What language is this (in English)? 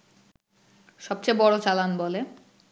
Bangla